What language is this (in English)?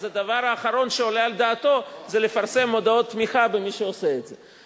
Hebrew